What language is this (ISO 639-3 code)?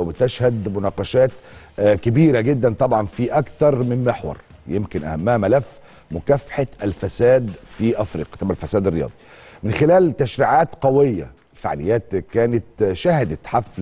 ara